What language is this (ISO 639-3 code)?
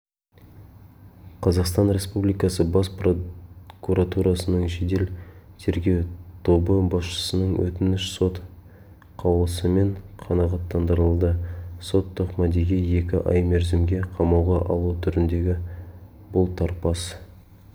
kaz